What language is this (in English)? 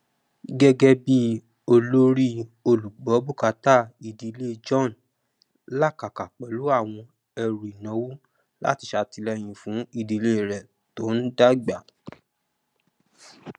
Yoruba